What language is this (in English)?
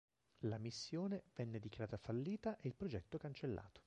Italian